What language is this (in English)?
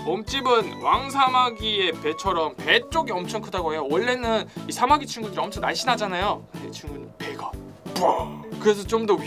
Korean